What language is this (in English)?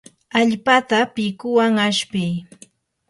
Yanahuanca Pasco Quechua